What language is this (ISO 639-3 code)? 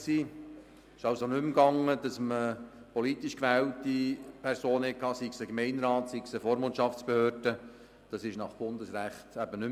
gsw